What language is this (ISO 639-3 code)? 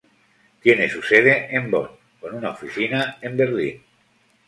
spa